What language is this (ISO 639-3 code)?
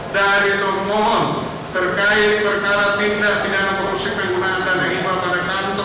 ind